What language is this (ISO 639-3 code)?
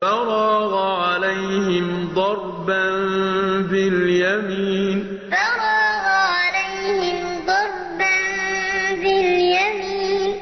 ara